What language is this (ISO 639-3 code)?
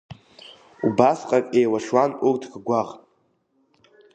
abk